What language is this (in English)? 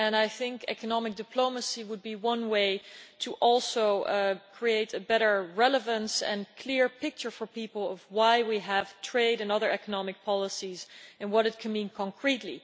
English